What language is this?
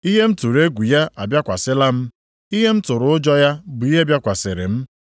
Igbo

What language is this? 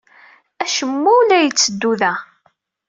Kabyle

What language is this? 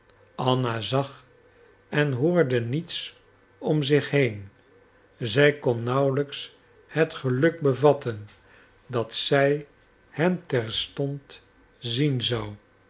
Dutch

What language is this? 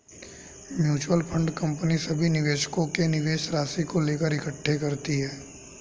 Hindi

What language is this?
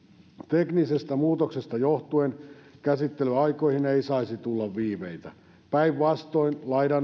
Finnish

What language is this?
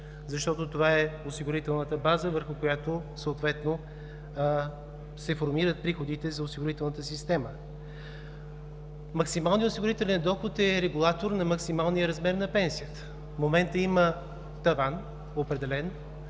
Bulgarian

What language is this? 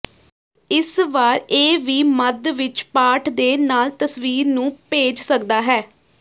Punjabi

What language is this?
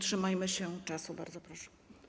Polish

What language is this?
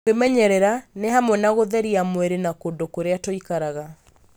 Kikuyu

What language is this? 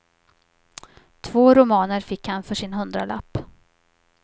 Swedish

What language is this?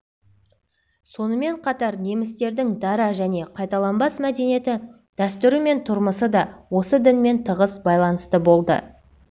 Kazakh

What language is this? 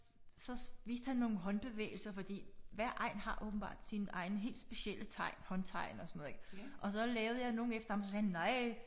Danish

